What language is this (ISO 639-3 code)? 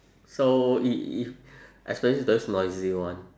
eng